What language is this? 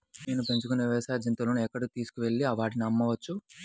Telugu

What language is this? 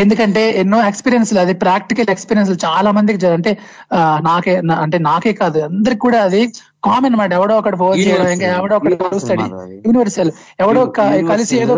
Telugu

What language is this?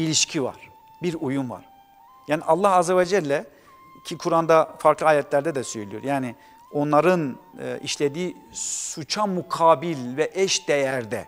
Turkish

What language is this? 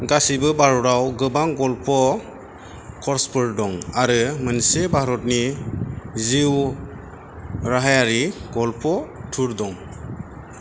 Bodo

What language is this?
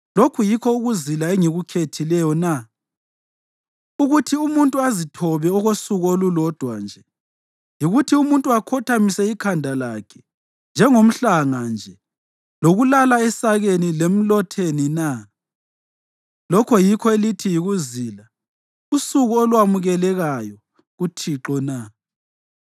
North Ndebele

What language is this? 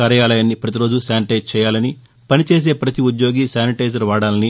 Telugu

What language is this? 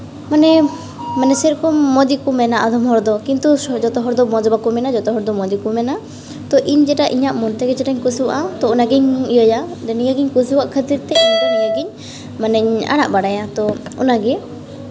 Santali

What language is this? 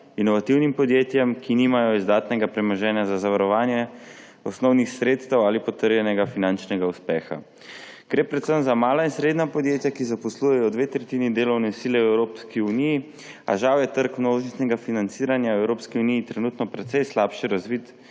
Slovenian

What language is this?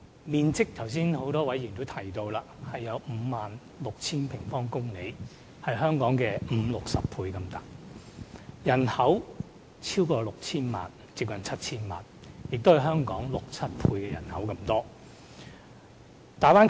Cantonese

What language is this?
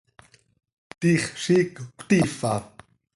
Seri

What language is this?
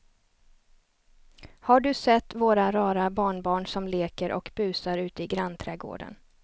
Swedish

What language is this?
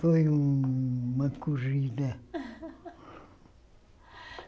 Portuguese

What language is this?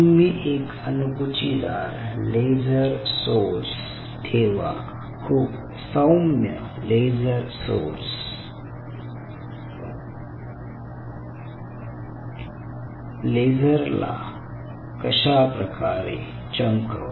Marathi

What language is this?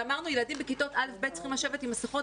Hebrew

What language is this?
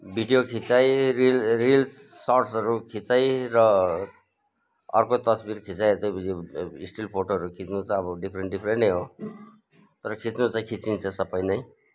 Nepali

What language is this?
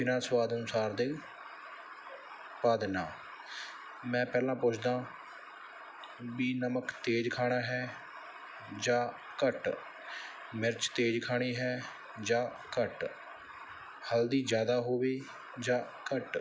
Punjabi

